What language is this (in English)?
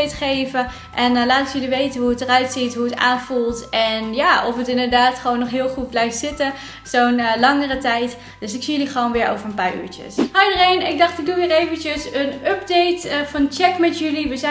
Dutch